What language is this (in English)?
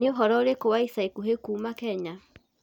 Kikuyu